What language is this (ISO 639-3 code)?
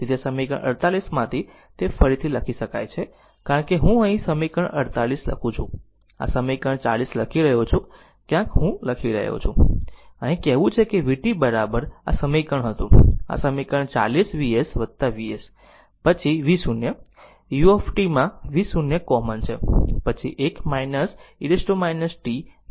guj